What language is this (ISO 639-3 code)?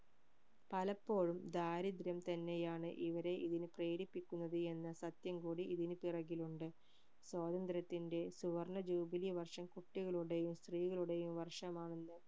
mal